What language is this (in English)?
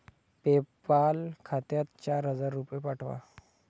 Marathi